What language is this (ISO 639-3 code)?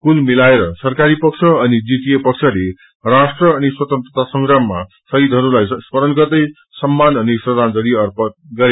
nep